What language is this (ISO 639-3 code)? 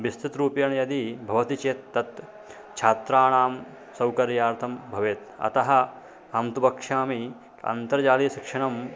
san